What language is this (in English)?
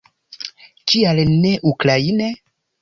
Esperanto